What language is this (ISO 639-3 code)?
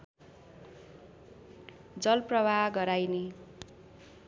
nep